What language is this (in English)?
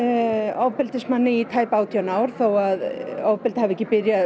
Icelandic